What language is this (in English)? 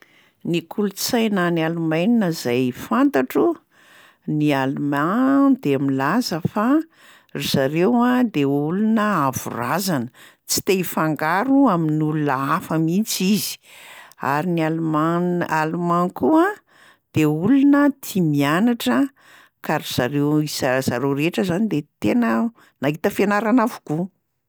Malagasy